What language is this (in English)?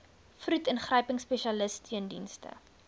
Afrikaans